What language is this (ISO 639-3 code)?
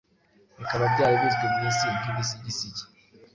kin